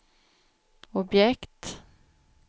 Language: Swedish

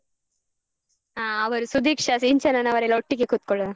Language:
Kannada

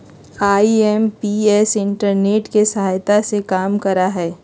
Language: Magahi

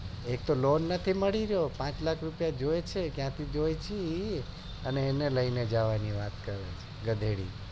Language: Gujarati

